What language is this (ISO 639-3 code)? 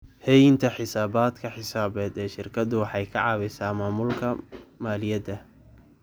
som